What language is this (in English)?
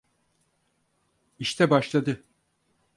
Turkish